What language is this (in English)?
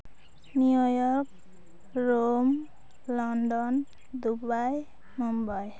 Santali